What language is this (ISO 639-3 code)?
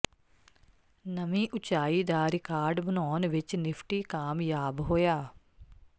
pan